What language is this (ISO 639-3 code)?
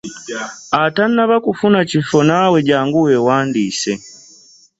lug